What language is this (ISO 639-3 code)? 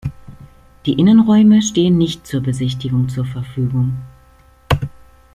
deu